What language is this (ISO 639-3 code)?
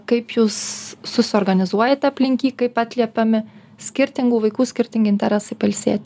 lit